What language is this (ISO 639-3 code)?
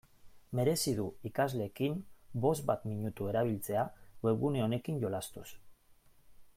eus